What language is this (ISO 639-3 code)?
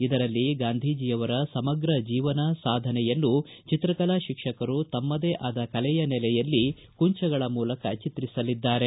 kan